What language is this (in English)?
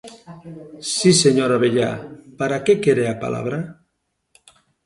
Galician